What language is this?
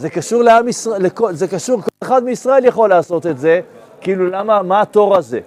Hebrew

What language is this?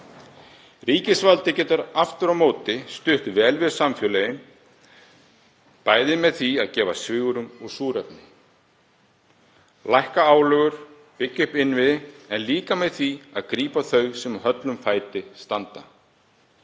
Icelandic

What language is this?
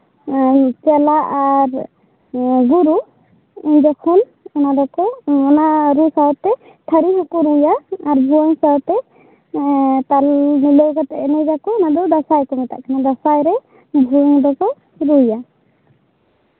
Santali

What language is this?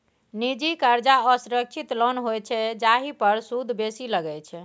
Maithili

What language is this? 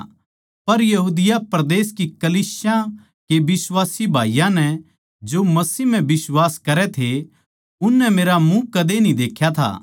Haryanvi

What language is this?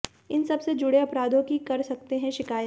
Hindi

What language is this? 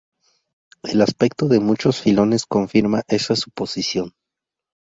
Spanish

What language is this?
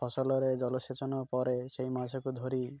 Odia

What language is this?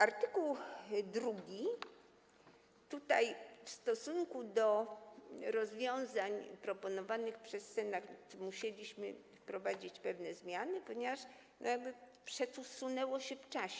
Polish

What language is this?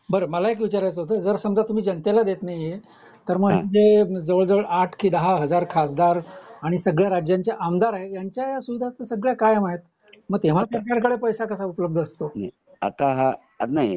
Marathi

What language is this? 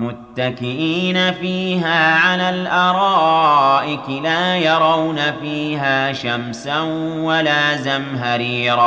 Arabic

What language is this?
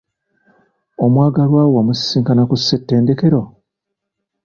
Ganda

